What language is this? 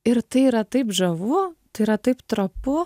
Lithuanian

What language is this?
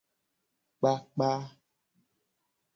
Gen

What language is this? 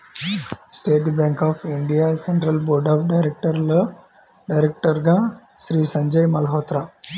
Telugu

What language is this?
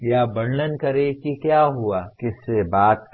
Hindi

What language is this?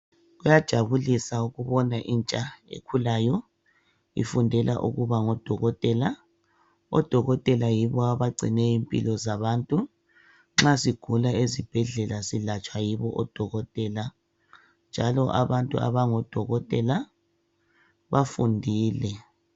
North Ndebele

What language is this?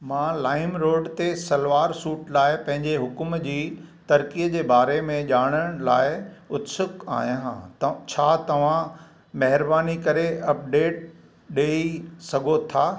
Sindhi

